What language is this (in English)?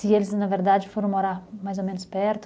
Portuguese